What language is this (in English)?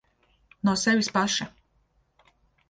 Latvian